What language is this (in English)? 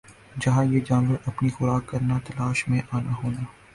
Urdu